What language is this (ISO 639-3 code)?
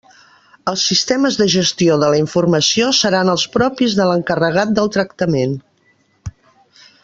cat